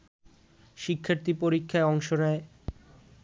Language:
Bangla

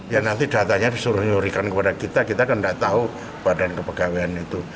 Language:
Indonesian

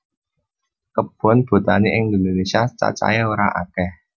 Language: Javanese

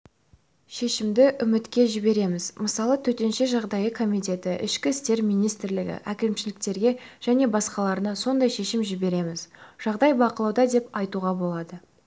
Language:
Kazakh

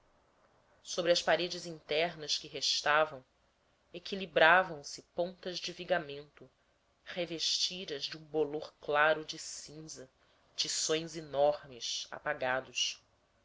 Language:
Portuguese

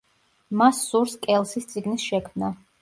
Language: Georgian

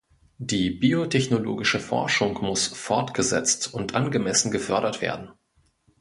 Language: German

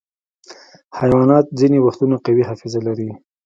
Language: Pashto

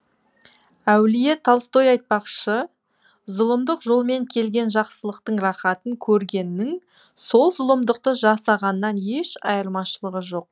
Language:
Kazakh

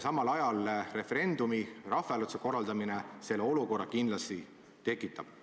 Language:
Estonian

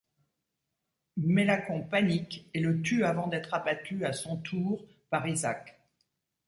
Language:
French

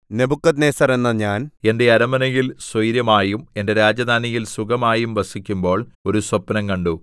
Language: Malayalam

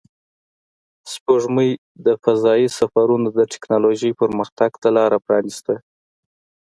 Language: Pashto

